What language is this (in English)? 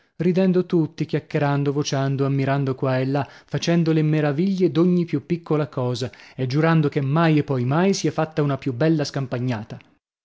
Italian